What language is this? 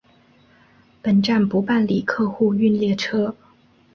Chinese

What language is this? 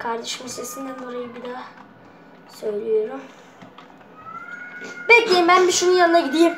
Turkish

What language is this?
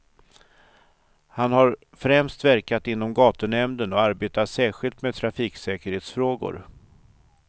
Swedish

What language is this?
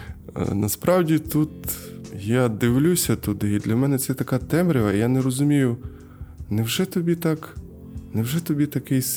Ukrainian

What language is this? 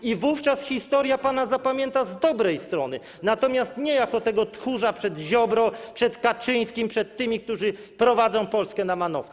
Polish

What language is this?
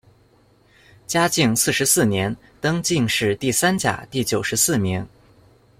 Chinese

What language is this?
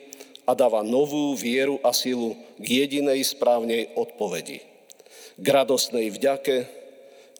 Slovak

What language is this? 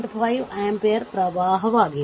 Kannada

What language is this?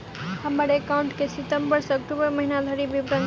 Maithili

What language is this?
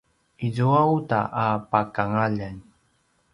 Paiwan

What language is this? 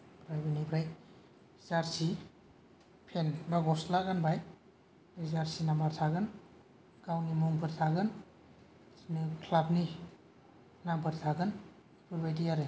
Bodo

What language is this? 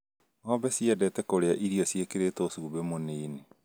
Kikuyu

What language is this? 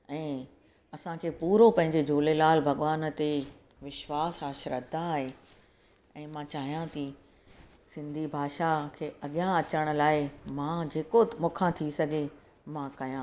Sindhi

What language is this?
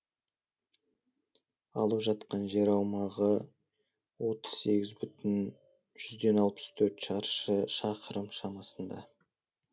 Kazakh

